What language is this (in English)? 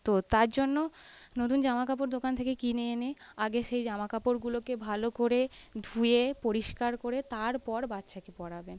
Bangla